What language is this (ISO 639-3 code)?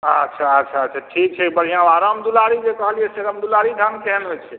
mai